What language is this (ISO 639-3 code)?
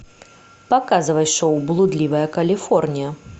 rus